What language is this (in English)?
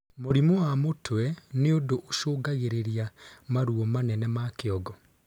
Kikuyu